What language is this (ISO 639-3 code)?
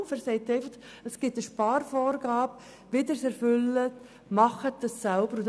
gsw